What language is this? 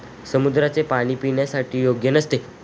Marathi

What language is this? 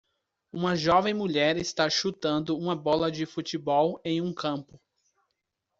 Portuguese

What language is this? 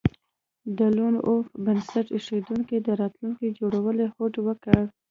Pashto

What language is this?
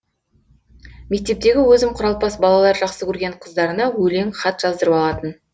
Kazakh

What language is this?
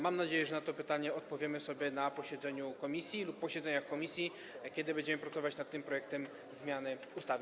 Polish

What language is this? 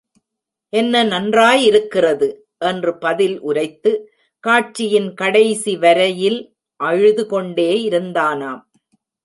Tamil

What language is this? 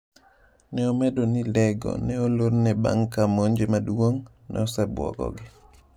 Luo (Kenya and Tanzania)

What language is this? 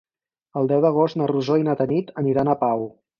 Catalan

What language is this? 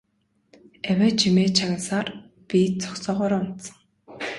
Mongolian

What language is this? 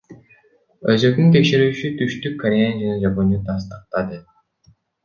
Kyrgyz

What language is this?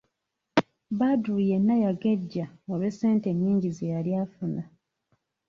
Ganda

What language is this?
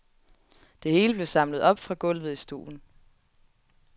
Danish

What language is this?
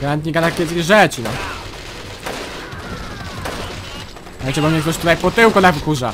Polish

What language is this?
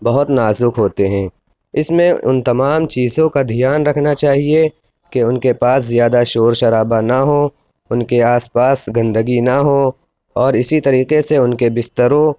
Urdu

